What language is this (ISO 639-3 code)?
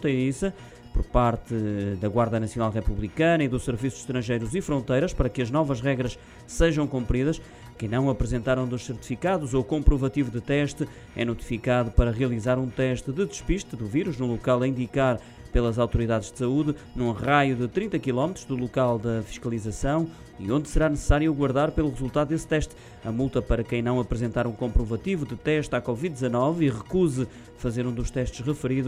por